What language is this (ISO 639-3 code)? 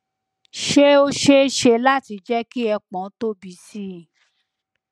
yor